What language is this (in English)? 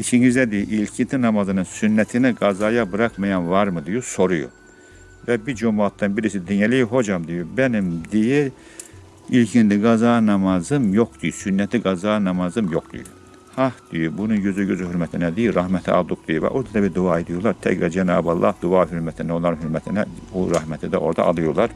Turkish